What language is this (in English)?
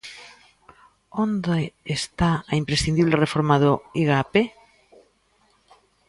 Galician